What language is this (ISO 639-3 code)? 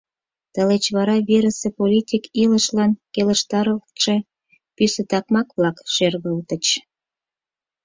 chm